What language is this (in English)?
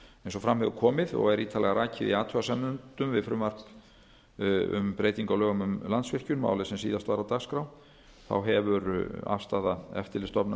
Icelandic